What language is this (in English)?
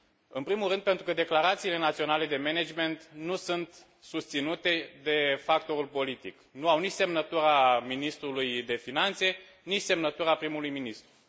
Romanian